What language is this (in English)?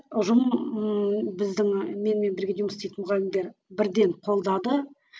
Kazakh